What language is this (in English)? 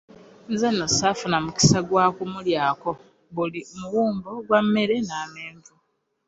Ganda